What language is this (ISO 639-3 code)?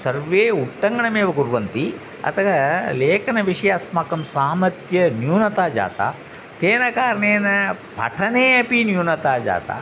san